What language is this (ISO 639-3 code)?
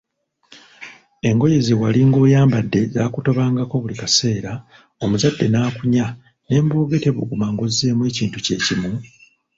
lug